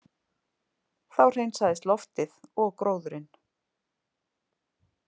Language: Icelandic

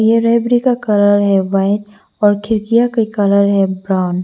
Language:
Hindi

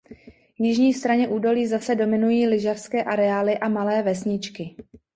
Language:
Czech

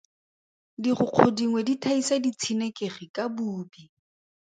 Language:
Tswana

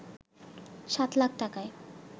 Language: Bangla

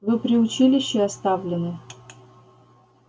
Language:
Russian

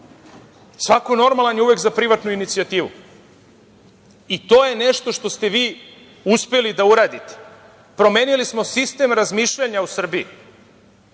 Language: Serbian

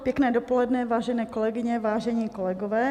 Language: Czech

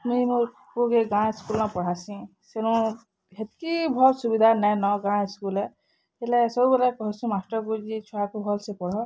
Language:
Odia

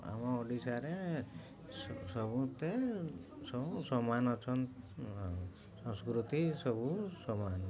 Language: Odia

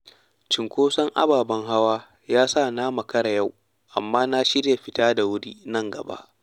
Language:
Hausa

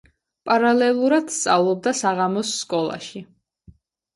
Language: Georgian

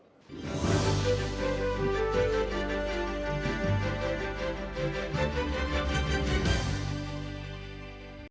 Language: Ukrainian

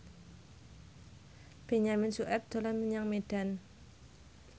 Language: Javanese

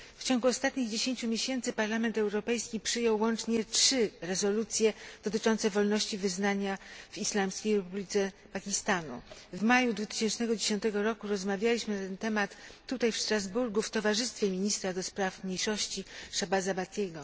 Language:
Polish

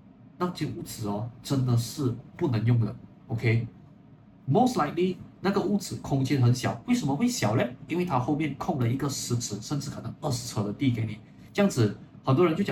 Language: Chinese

